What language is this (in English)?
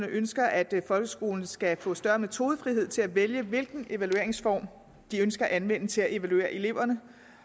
Danish